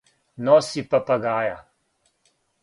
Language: Serbian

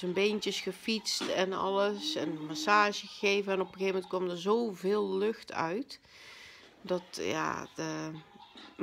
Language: Dutch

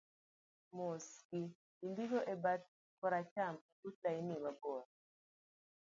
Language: Luo (Kenya and Tanzania)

